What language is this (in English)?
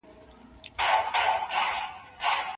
Pashto